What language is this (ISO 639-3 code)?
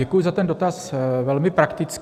ces